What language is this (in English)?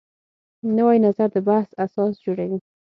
Pashto